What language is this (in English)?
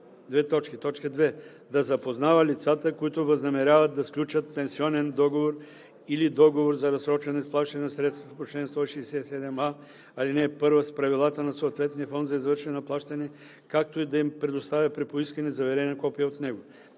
Bulgarian